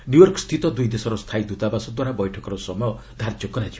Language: Odia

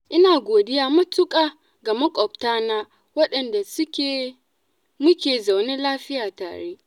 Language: Hausa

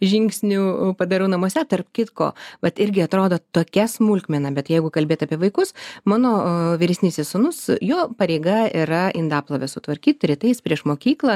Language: Lithuanian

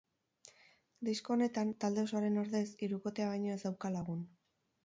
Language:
Basque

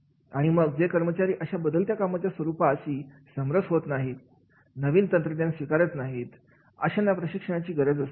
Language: Marathi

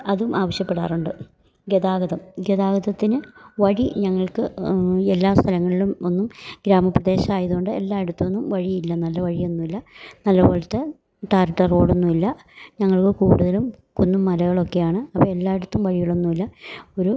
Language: Malayalam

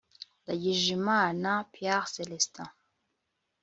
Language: Kinyarwanda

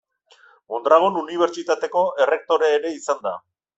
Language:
Basque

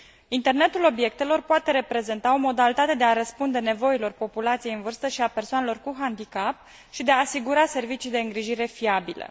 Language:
Romanian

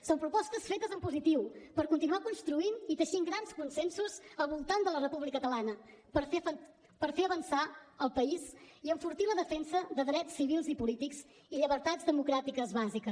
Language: Catalan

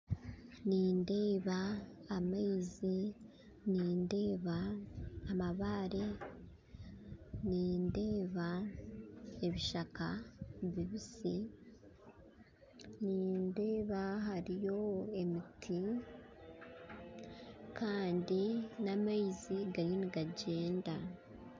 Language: Nyankole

